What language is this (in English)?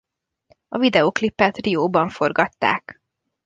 Hungarian